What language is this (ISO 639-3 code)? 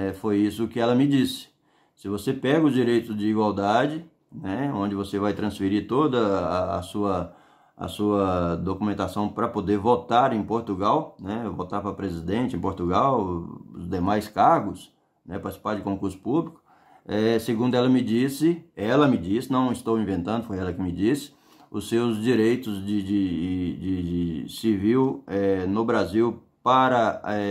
por